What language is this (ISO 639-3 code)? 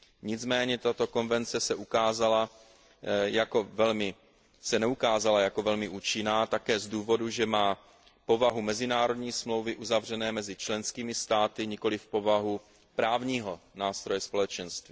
ces